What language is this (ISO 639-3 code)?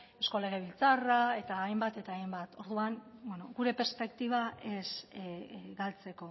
eus